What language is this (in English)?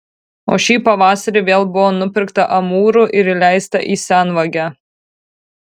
Lithuanian